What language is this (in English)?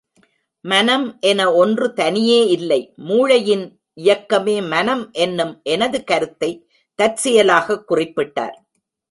Tamil